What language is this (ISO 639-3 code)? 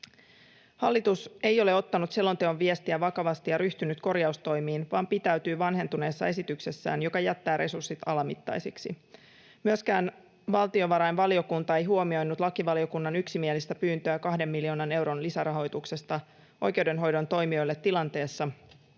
fin